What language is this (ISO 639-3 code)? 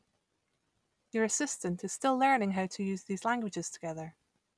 eng